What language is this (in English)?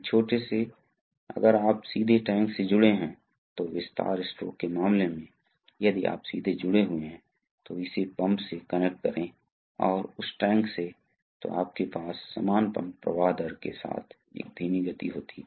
Hindi